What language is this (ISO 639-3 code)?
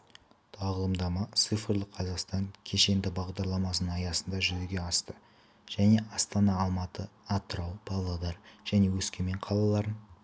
kaz